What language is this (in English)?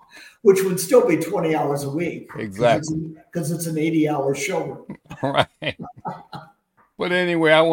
English